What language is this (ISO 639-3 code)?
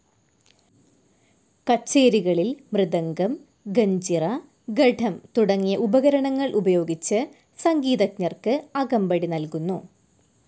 mal